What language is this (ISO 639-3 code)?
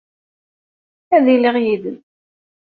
kab